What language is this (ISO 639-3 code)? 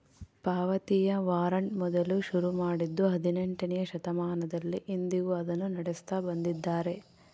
kan